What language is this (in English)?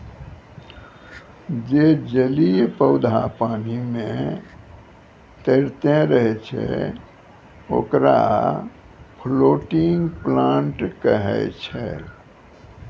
Maithili